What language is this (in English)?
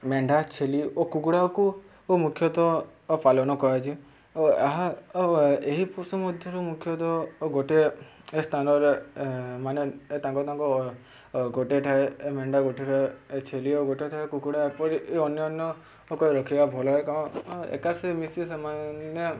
Odia